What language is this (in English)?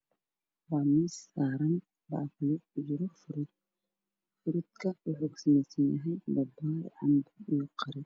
Somali